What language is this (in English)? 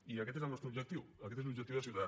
Catalan